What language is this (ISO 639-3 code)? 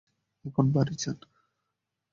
ben